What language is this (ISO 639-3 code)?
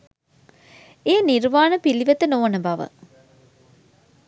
sin